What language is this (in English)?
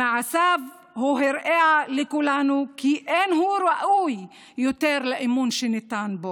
Hebrew